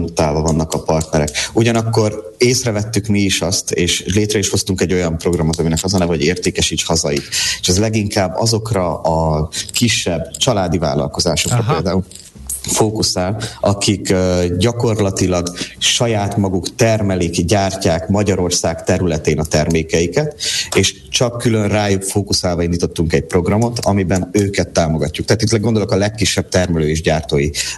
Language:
Hungarian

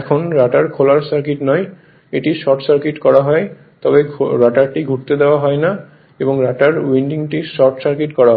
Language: Bangla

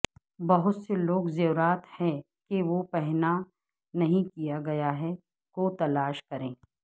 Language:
Urdu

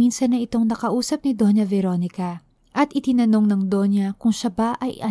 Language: Filipino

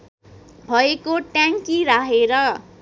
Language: Nepali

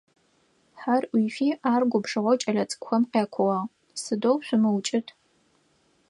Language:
Adyghe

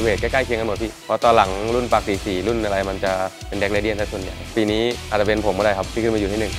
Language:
Thai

